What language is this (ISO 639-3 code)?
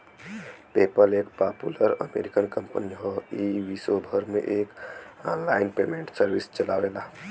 bho